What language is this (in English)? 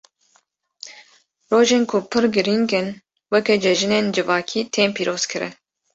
Kurdish